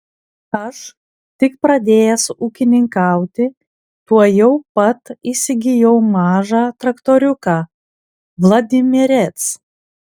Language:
Lithuanian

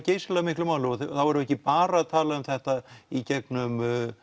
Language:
Icelandic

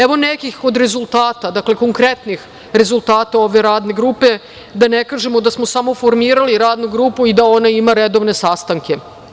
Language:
Serbian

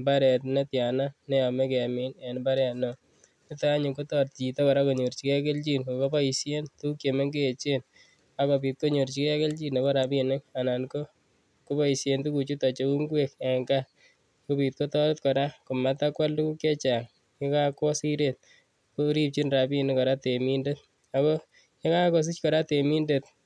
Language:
Kalenjin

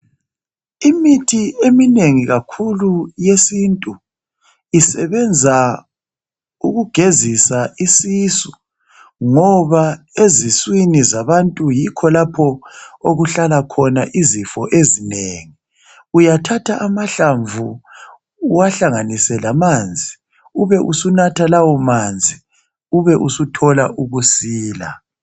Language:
North Ndebele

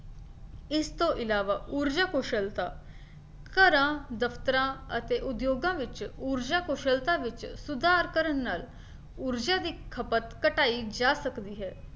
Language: Punjabi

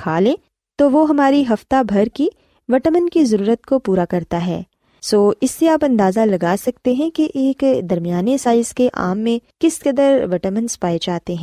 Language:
Urdu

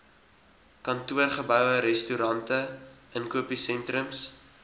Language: Afrikaans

